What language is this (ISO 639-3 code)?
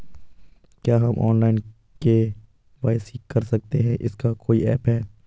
hin